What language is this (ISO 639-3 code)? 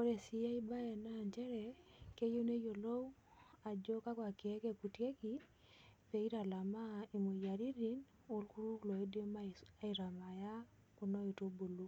mas